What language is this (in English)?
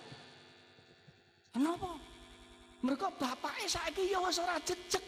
Indonesian